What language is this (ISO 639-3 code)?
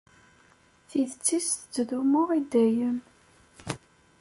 kab